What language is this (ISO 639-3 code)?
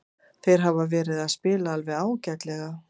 isl